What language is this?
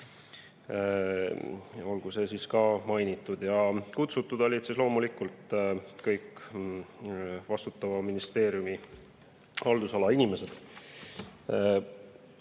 Estonian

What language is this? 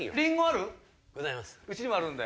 Japanese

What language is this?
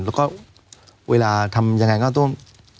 Thai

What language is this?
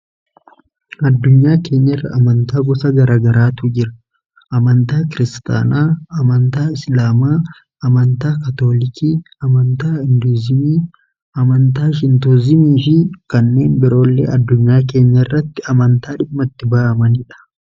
Oromo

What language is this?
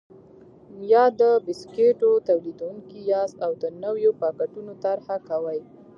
Pashto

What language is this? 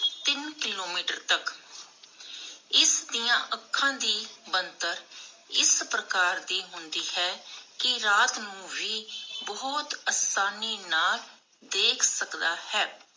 Punjabi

